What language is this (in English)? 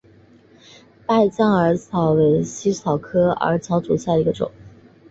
Chinese